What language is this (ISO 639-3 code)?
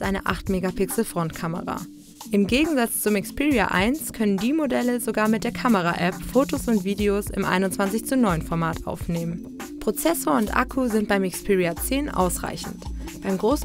deu